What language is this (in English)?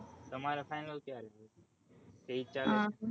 Gujarati